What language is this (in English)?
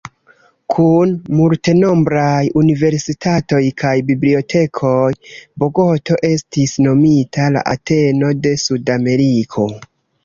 Esperanto